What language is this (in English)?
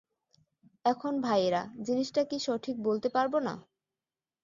Bangla